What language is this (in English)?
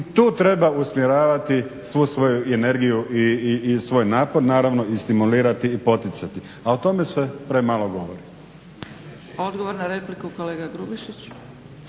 Croatian